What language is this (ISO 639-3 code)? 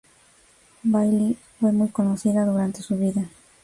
spa